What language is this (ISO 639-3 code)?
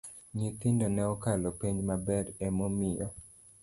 luo